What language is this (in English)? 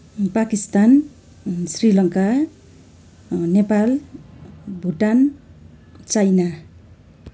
Nepali